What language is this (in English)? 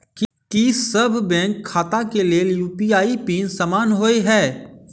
Maithili